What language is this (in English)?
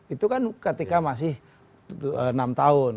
Indonesian